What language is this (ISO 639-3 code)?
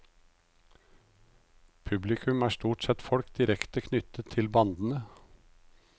nor